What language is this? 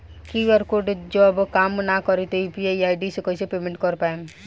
Bhojpuri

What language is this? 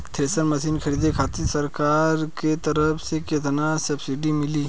Bhojpuri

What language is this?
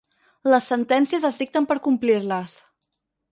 Catalan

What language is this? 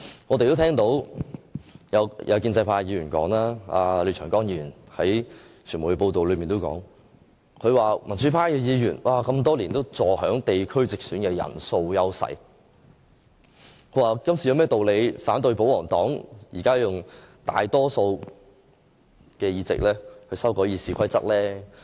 Cantonese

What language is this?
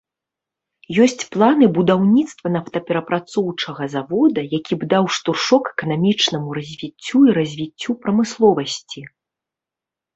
Belarusian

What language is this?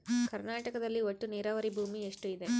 Kannada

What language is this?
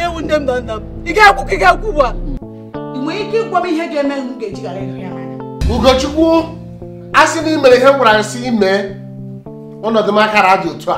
Portuguese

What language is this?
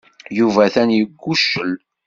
Kabyle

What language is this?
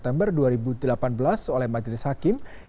Indonesian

